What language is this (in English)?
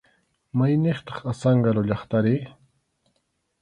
Arequipa-La Unión Quechua